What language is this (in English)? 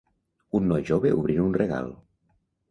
Catalan